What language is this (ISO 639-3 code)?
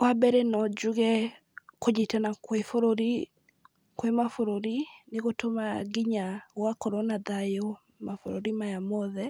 kik